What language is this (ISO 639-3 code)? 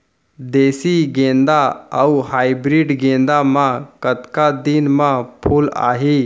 hne